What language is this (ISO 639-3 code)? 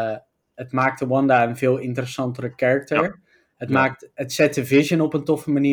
nld